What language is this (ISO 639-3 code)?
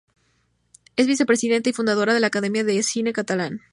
spa